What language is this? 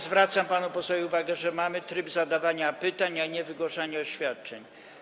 Polish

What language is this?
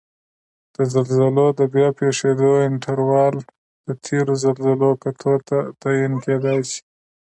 Pashto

